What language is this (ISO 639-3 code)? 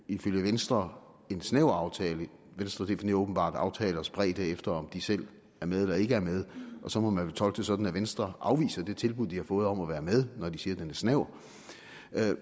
dan